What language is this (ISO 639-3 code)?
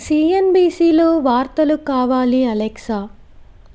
tel